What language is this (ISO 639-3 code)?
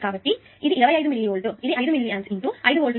tel